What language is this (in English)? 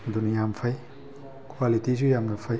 Manipuri